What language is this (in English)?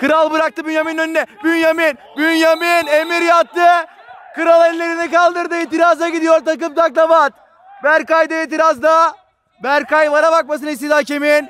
Turkish